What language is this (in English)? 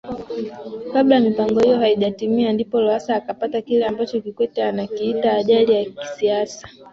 Swahili